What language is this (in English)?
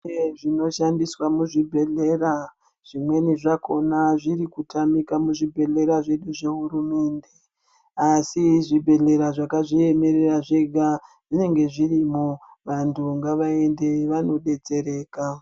Ndau